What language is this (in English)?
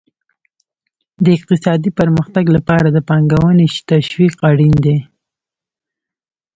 Pashto